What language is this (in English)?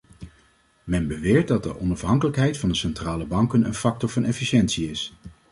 Dutch